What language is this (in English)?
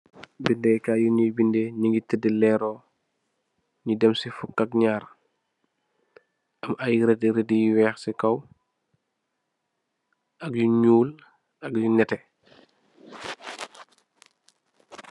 Wolof